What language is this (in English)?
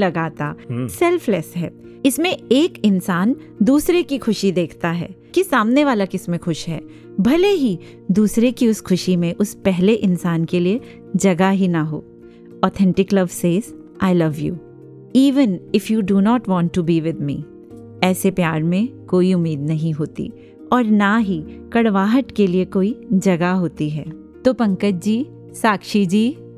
Hindi